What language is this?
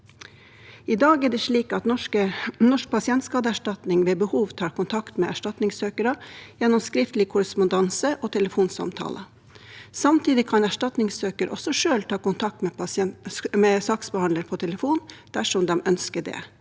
Norwegian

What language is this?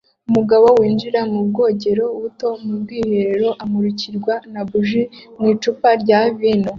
Kinyarwanda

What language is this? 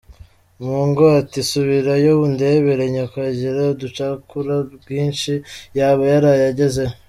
Kinyarwanda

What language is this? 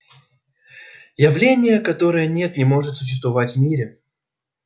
Russian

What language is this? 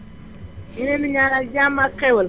Wolof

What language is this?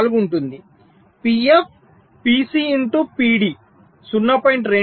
Telugu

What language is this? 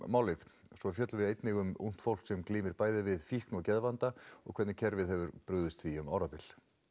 Icelandic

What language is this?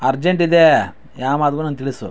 Kannada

